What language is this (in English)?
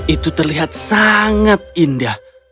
Indonesian